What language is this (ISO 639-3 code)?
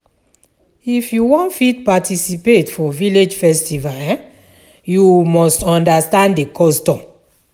pcm